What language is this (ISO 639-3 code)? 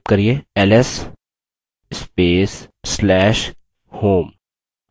hin